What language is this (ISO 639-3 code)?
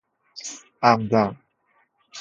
fas